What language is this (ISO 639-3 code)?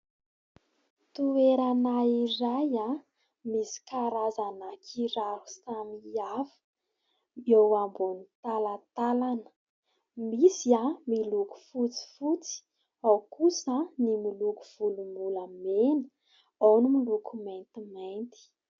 mlg